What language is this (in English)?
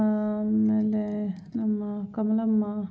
Kannada